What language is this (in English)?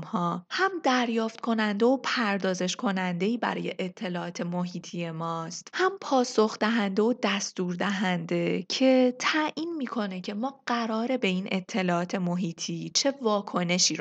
Persian